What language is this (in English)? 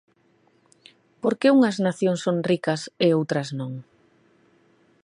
Galician